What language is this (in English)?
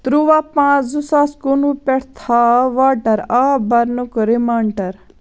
Kashmiri